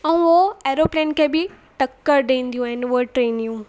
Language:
Sindhi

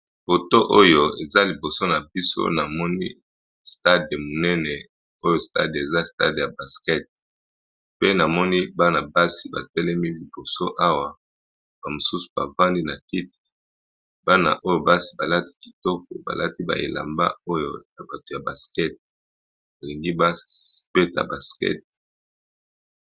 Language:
Lingala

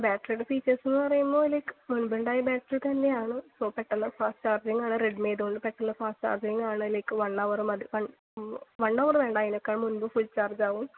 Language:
Malayalam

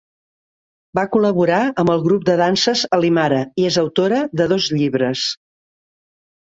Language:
Catalan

